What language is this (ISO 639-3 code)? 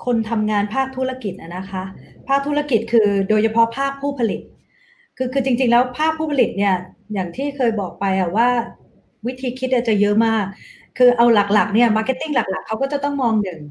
tha